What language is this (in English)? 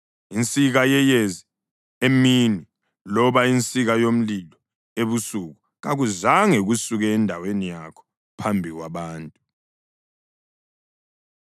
North Ndebele